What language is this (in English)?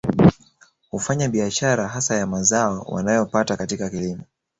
Swahili